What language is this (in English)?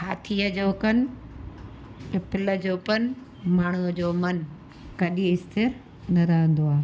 Sindhi